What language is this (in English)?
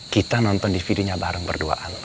Indonesian